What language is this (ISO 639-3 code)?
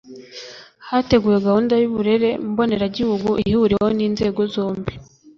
kin